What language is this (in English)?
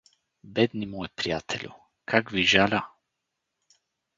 Bulgarian